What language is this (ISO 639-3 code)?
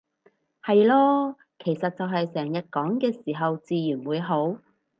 yue